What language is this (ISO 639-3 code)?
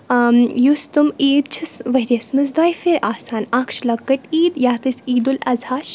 kas